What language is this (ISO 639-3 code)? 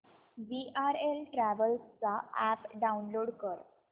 mar